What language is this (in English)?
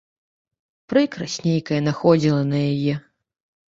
Belarusian